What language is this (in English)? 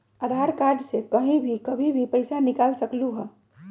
Magahi